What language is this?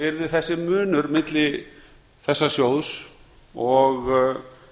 Icelandic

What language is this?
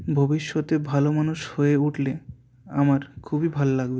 Bangla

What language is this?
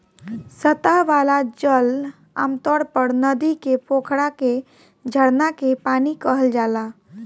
Bhojpuri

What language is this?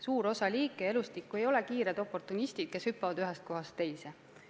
Estonian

